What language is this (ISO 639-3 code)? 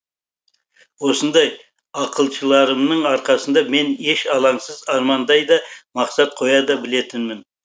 kaz